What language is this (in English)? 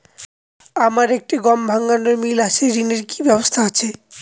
Bangla